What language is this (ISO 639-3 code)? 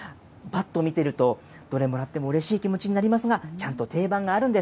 jpn